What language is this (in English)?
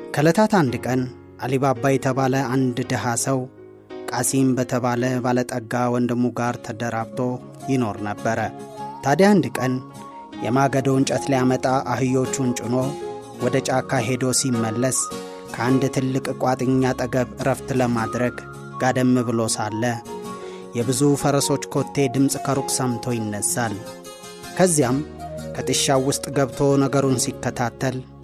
Amharic